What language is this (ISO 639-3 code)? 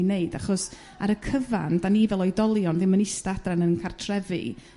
cym